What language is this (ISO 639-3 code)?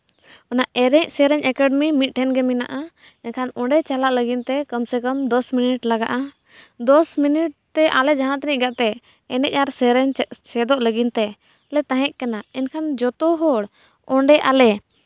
sat